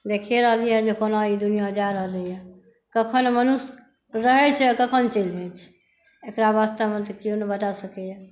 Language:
Maithili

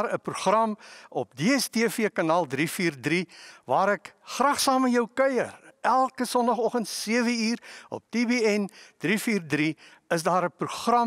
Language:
Dutch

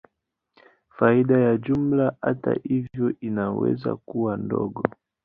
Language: Swahili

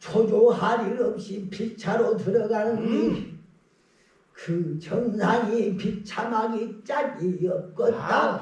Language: Korean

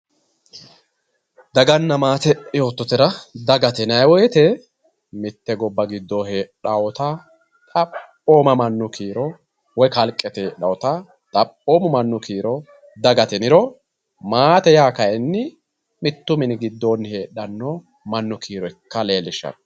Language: Sidamo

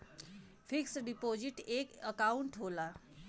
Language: Bhojpuri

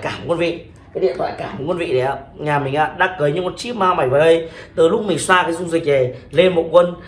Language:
Vietnamese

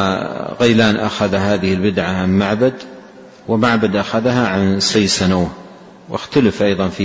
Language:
Arabic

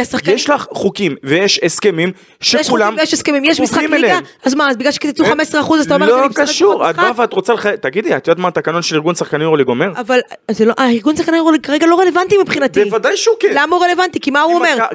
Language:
Hebrew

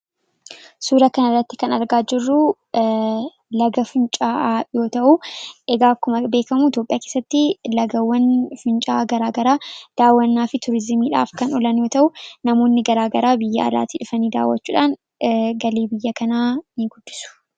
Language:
Oromo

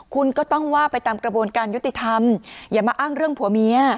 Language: Thai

